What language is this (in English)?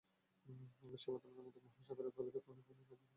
Bangla